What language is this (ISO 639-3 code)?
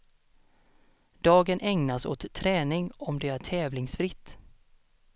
swe